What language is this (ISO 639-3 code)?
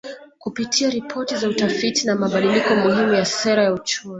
swa